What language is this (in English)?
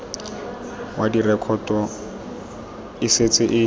Tswana